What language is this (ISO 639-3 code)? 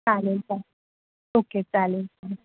mar